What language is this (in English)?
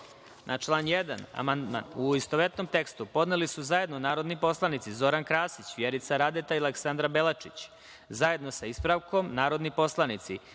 Serbian